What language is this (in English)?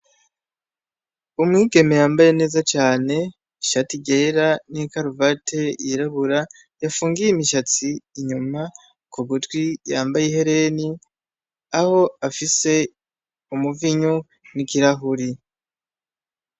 Rundi